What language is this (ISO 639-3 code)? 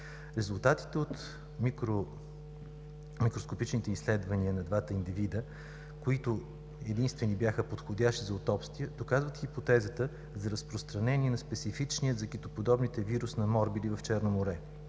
bul